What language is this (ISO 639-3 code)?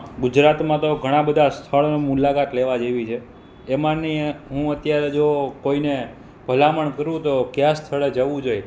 guj